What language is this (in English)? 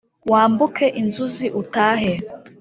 Kinyarwanda